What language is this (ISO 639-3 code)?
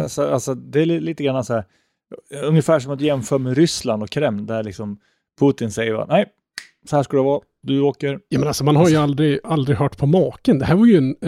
swe